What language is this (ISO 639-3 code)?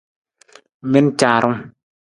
nmz